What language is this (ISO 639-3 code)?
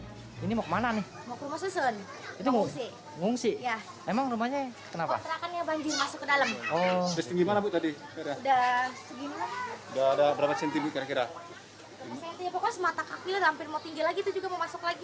ind